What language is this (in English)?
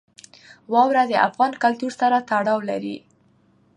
Pashto